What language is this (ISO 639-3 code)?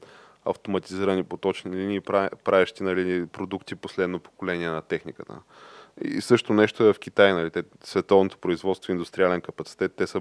bul